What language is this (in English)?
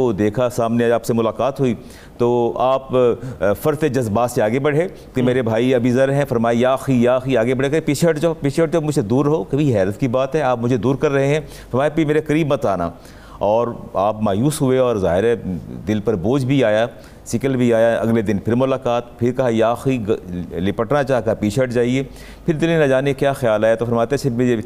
Urdu